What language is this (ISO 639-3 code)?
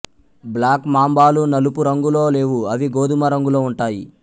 tel